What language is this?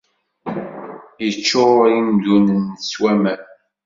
Kabyle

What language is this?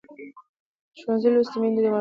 Pashto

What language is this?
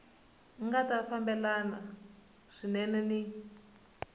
Tsonga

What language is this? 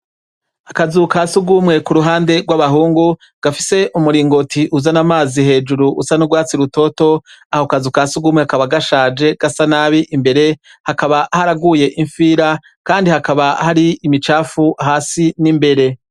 Rundi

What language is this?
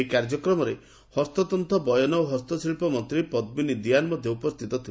Odia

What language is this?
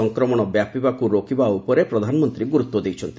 Odia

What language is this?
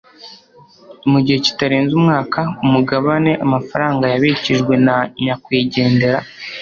Kinyarwanda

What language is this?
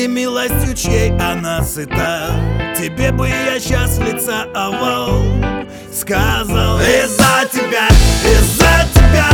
Russian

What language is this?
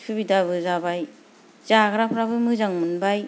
Bodo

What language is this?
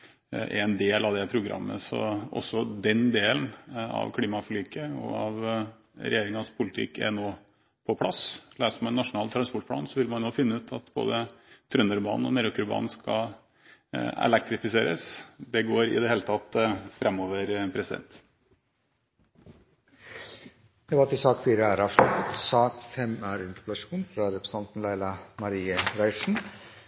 Norwegian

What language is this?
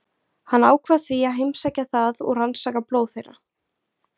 Icelandic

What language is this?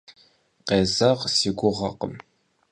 Kabardian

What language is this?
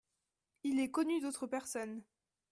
French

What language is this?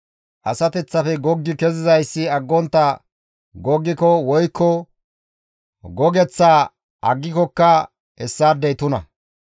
Gamo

